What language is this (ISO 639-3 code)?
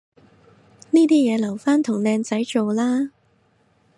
yue